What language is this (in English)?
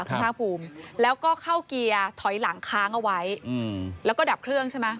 Thai